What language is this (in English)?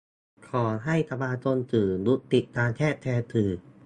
Thai